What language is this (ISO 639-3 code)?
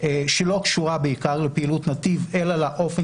heb